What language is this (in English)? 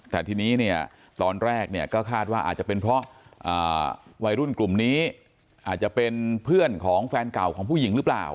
Thai